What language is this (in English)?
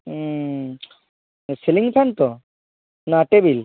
Bangla